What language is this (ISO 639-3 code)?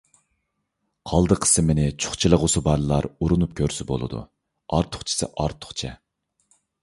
uig